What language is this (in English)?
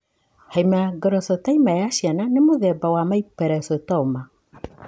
Kikuyu